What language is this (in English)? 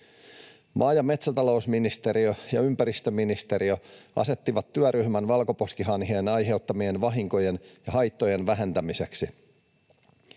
Finnish